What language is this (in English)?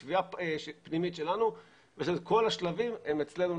Hebrew